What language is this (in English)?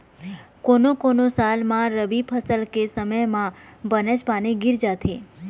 Chhattisgarhi